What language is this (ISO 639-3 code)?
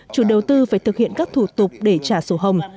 vie